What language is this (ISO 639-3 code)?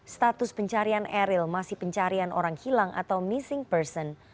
ind